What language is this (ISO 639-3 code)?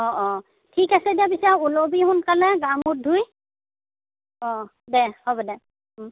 asm